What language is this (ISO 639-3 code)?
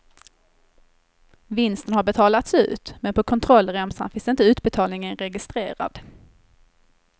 swe